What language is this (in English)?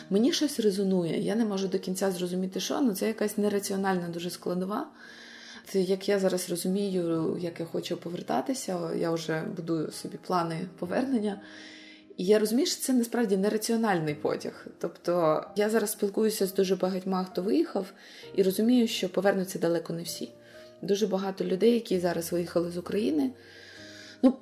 Ukrainian